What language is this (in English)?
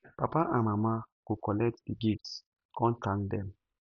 Nigerian Pidgin